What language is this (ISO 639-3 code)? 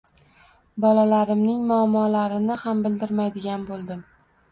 uzb